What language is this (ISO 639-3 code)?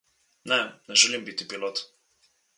slv